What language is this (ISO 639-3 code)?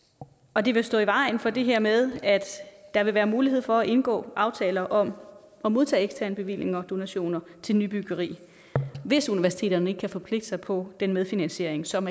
dan